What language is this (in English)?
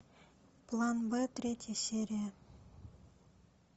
Russian